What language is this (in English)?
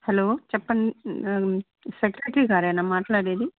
Telugu